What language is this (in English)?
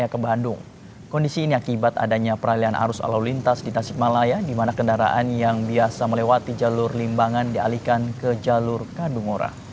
Indonesian